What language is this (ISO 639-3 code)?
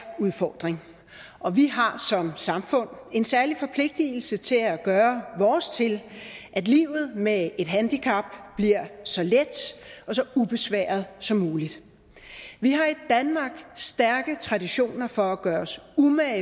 dan